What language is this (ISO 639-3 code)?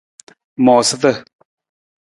nmz